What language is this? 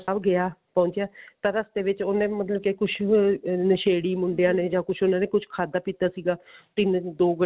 Punjabi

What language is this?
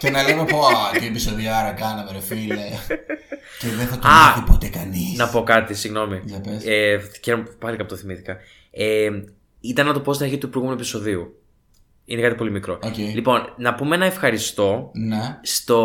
Greek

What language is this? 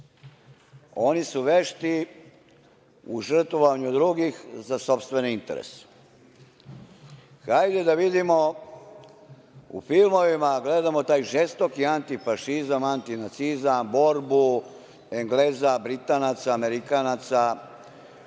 Serbian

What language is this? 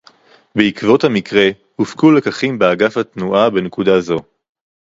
Hebrew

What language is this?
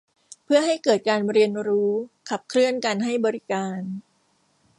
Thai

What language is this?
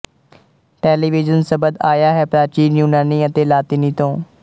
Punjabi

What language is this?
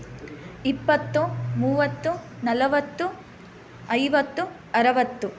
Kannada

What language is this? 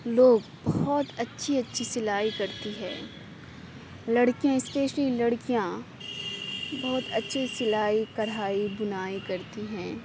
Urdu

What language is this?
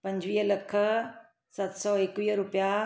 Sindhi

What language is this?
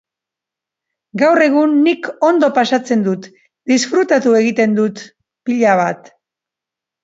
Basque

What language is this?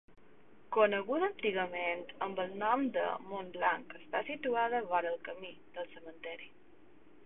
Catalan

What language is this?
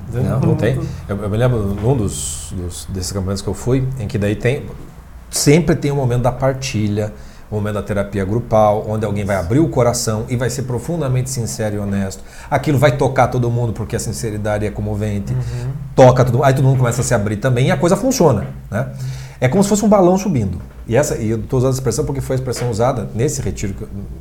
Portuguese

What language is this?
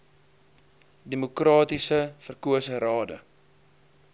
Afrikaans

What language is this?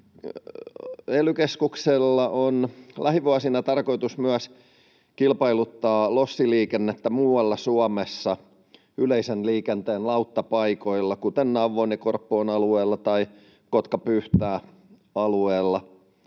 Finnish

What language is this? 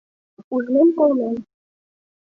Mari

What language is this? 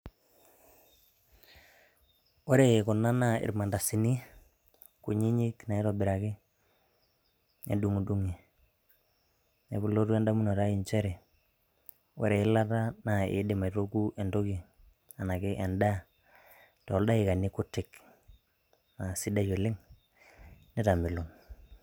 Masai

